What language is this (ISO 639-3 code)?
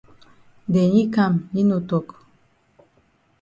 wes